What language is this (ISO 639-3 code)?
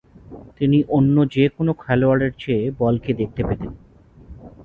ben